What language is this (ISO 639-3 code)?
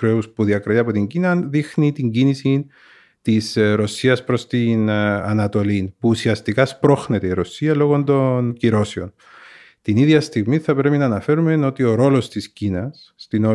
ell